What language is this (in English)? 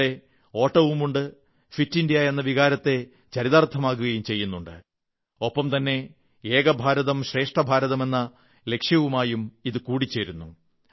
Malayalam